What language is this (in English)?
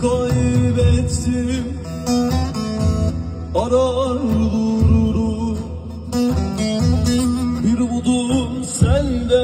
Turkish